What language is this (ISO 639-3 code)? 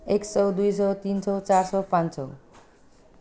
nep